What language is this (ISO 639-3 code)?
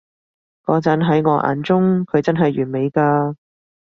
yue